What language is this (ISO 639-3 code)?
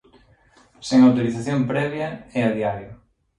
glg